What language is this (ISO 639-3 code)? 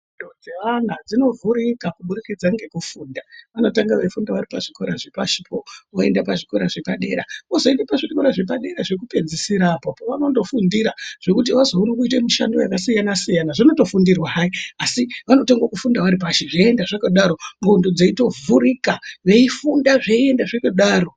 ndc